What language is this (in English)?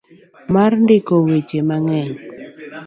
Luo (Kenya and Tanzania)